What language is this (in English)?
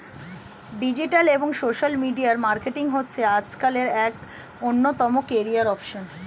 Bangla